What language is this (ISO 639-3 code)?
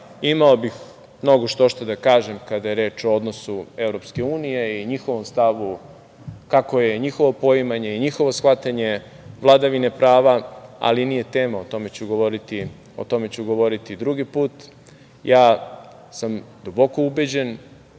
srp